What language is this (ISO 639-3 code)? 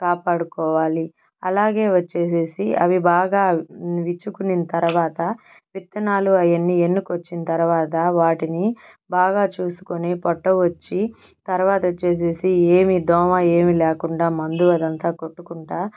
tel